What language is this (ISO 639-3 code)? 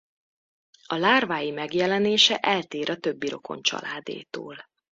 hun